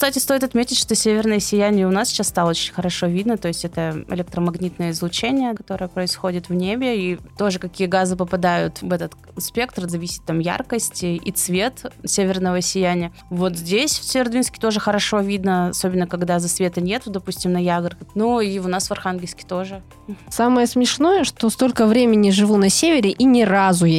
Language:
Russian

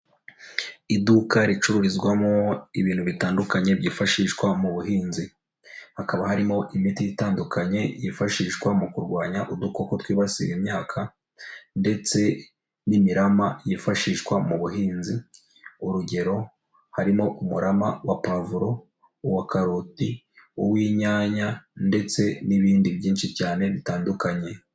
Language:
Kinyarwanda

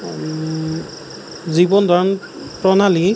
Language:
Assamese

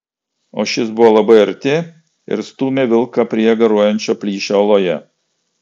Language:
Lithuanian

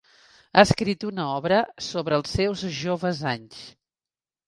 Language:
Catalan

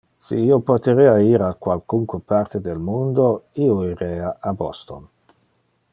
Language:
Interlingua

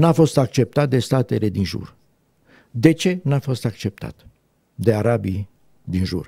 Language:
Romanian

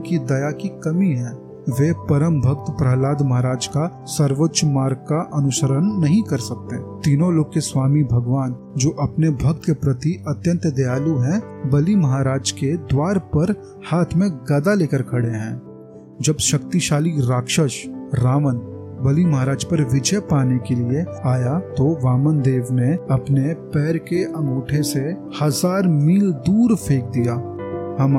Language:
Hindi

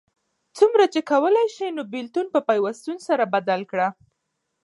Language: Pashto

